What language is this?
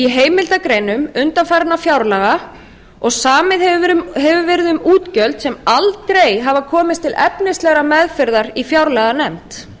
Icelandic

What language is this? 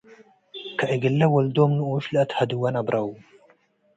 Tigre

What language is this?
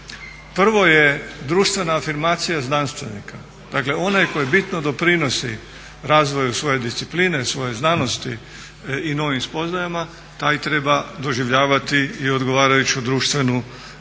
Croatian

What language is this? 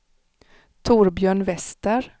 Swedish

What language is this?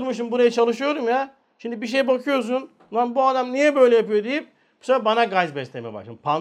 Turkish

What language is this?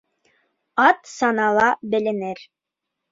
Bashkir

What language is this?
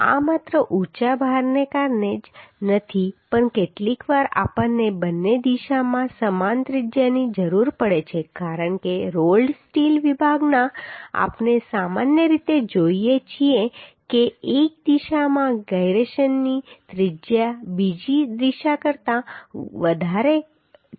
Gujarati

